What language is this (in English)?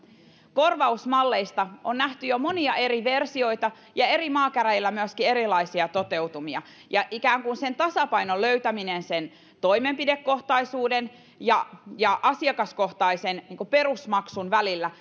Finnish